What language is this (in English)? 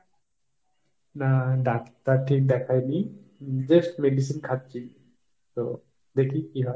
Bangla